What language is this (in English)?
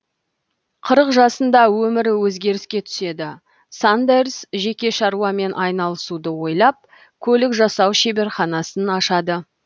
Kazakh